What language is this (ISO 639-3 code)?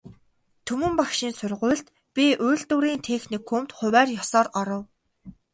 mon